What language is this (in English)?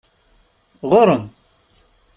Kabyle